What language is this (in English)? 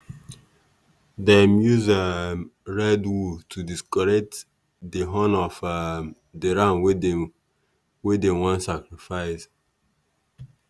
Nigerian Pidgin